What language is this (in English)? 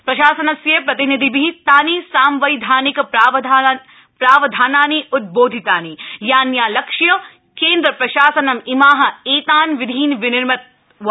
Sanskrit